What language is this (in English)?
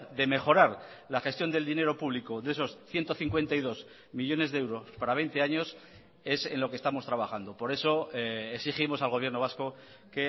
Spanish